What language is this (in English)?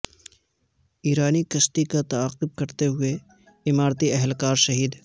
Urdu